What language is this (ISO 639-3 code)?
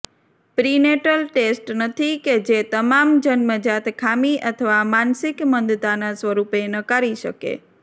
guj